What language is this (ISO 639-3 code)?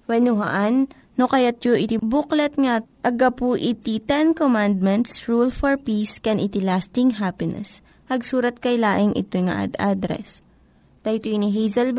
fil